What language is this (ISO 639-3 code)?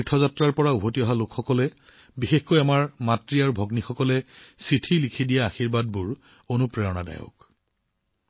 asm